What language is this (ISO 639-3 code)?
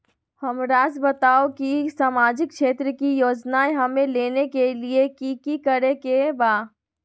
mag